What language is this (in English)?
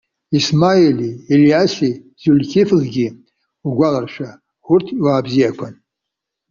Abkhazian